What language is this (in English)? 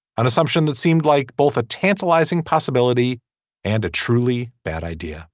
English